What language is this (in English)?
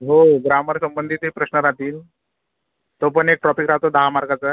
Marathi